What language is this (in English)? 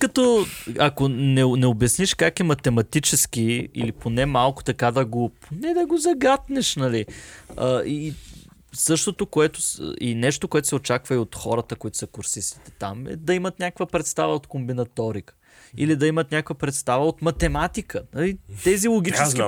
Bulgarian